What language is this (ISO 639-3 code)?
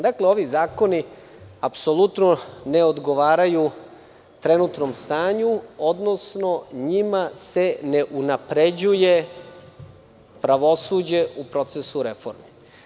srp